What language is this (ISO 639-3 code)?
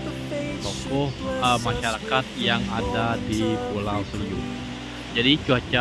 ind